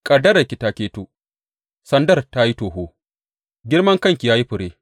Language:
Hausa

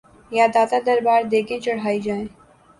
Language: Urdu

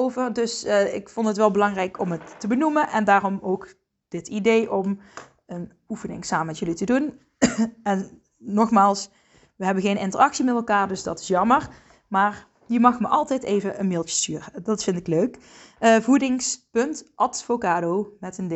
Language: Dutch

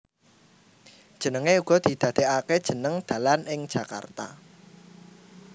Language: Javanese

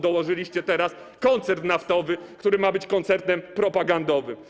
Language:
Polish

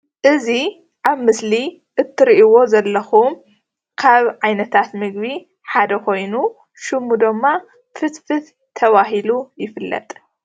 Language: Tigrinya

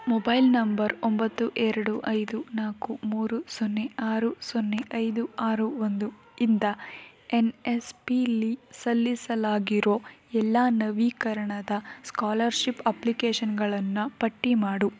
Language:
Kannada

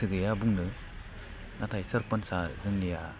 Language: Bodo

